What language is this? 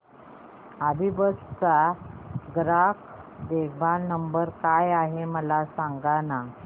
Marathi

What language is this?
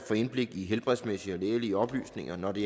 Danish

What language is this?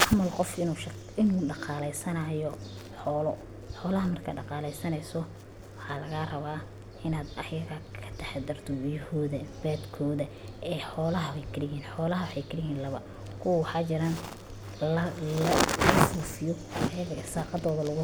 Somali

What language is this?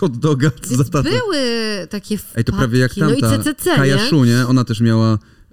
Polish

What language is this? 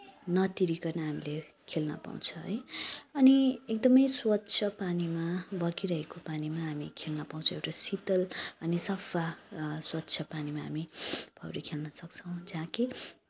Nepali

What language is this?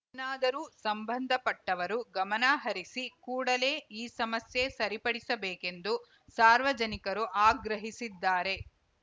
Kannada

